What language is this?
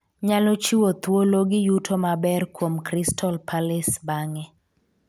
Luo (Kenya and Tanzania)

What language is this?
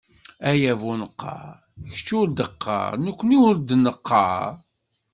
Kabyle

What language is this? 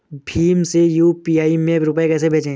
Hindi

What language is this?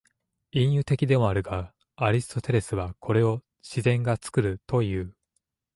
Japanese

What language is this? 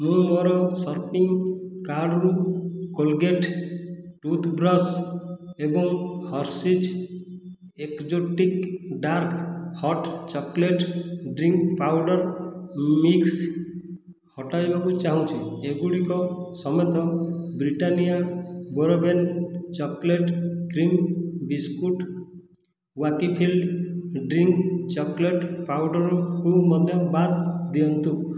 Odia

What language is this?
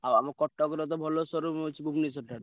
Odia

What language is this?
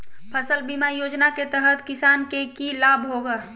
Magahi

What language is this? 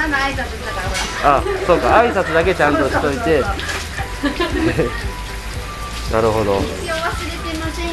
Japanese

